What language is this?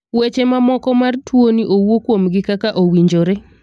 Luo (Kenya and Tanzania)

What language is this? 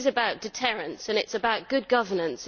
English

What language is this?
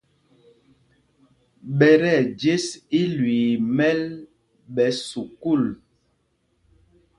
Mpumpong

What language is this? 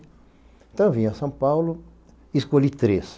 Portuguese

